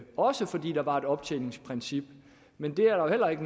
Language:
Danish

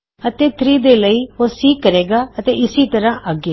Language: Punjabi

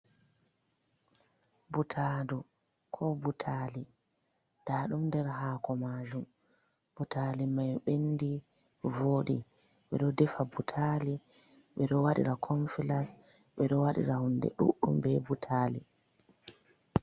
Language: Fula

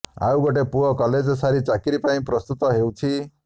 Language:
Odia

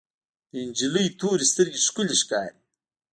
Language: Pashto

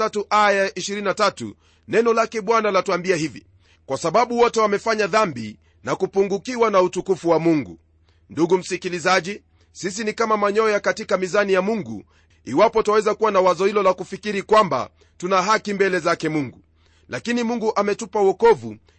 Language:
Swahili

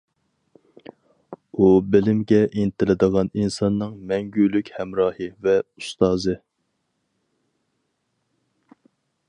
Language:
Uyghur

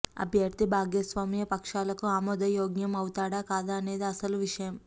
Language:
Telugu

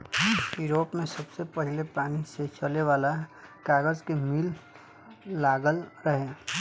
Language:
Bhojpuri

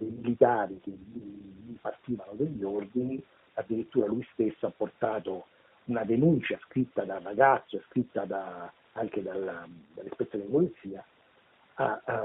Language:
Italian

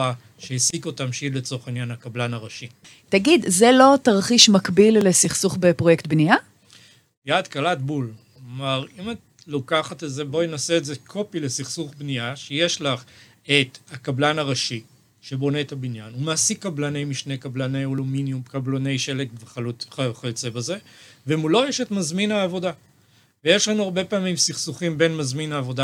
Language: Hebrew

